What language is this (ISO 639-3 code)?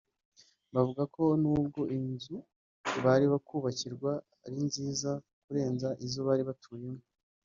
kin